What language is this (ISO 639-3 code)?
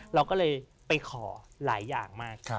tha